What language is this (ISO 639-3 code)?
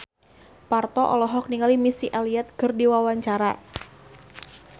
sun